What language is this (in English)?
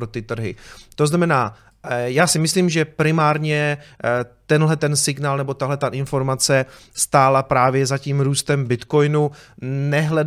Czech